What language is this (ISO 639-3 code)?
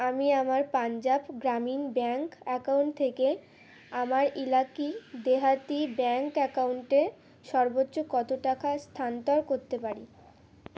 ben